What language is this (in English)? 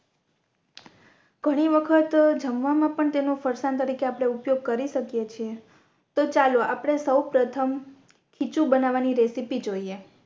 Gujarati